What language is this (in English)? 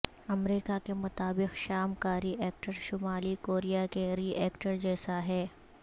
Urdu